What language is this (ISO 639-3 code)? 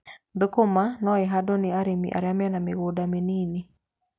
kik